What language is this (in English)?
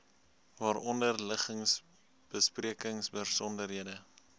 Afrikaans